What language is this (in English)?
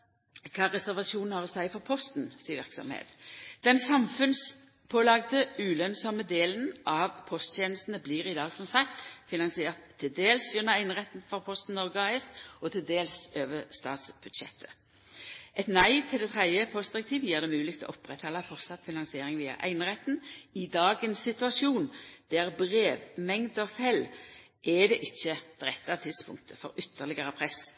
Norwegian Nynorsk